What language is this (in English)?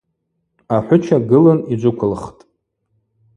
Abaza